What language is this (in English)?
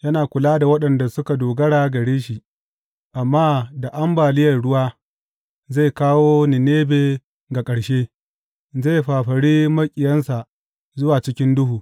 Hausa